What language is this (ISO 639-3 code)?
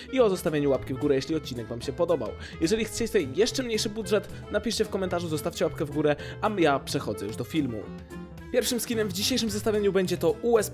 pol